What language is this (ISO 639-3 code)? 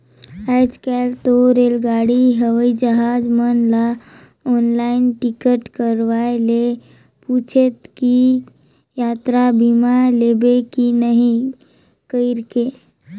hne